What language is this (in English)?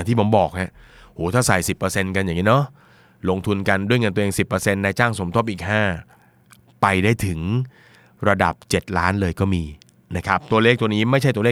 Thai